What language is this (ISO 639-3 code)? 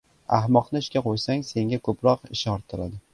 uzb